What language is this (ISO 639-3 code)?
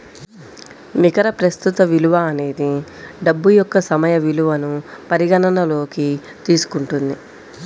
tel